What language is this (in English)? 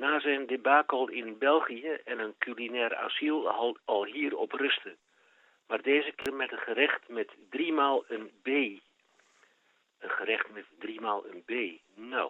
Dutch